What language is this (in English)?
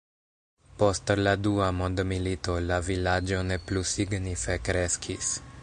Esperanto